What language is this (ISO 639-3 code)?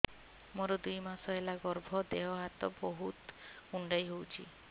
ori